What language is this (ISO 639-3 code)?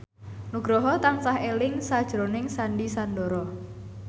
jav